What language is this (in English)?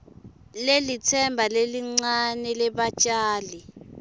Swati